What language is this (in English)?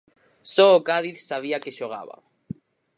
Galician